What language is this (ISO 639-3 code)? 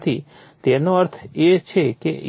guj